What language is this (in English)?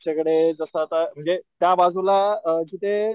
Marathi